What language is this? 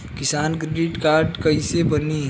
Bhojpuri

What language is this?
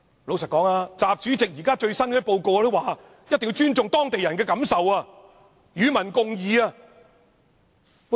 Cantonese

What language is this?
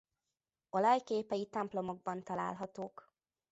Hungarian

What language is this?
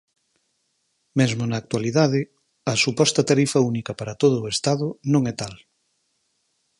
Galician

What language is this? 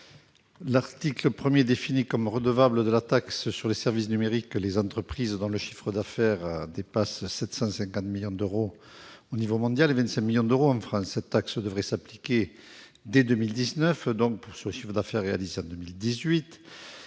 French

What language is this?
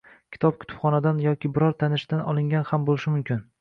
Uzbek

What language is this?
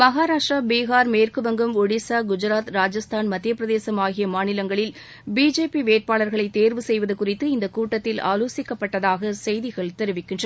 Tamil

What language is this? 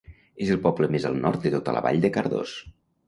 Catalan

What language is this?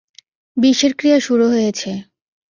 Bangla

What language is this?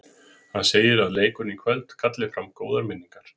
Icelandic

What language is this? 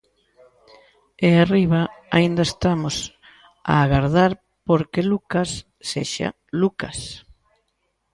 Galician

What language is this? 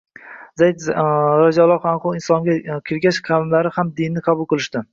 Uzbek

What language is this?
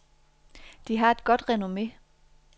Danish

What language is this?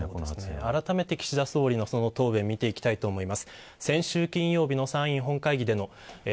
Japanese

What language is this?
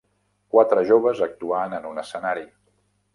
Catalan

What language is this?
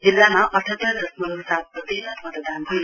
Nepali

